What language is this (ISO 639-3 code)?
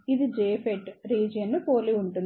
tel